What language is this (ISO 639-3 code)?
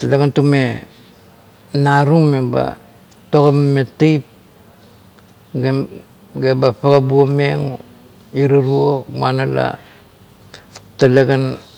kto